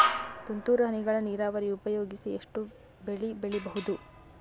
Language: Kannada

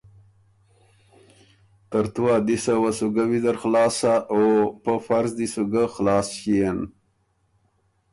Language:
Ormuri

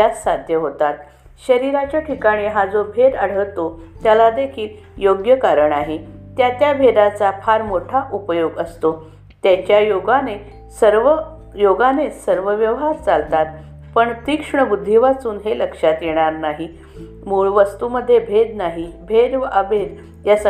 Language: Marathi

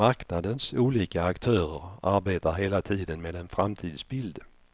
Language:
Swedish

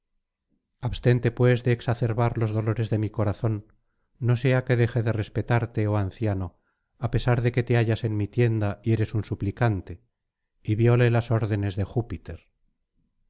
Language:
Spanish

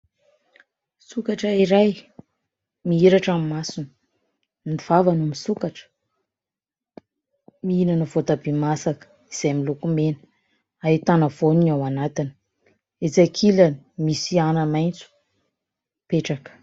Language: Malagasy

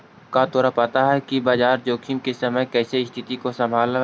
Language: Magahi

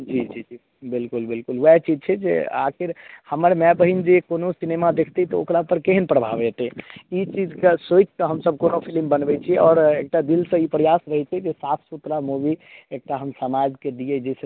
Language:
Maithili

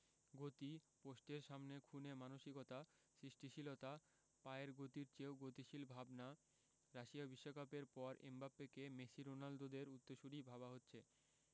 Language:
Bangla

